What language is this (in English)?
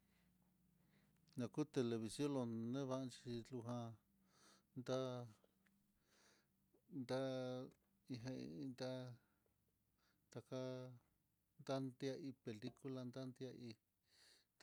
Mitlatongo Mixtec